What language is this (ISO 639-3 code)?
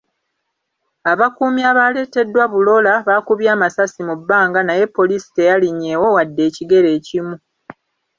lug